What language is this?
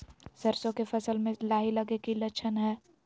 Magahi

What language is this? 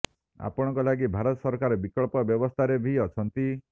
Odia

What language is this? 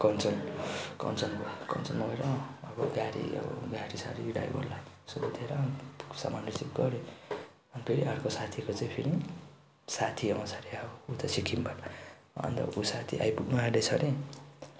Nepali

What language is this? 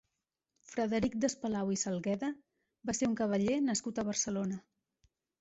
Catalan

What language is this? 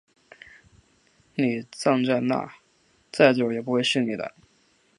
Chinese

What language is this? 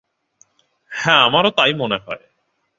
Bangla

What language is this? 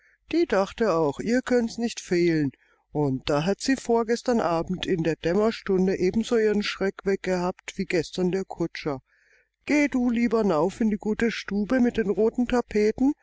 German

